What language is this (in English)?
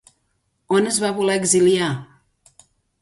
Catalan